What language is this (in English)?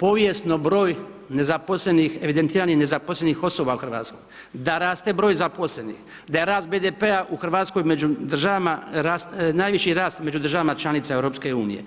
Croatian